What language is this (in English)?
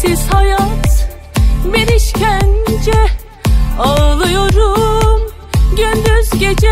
Turkish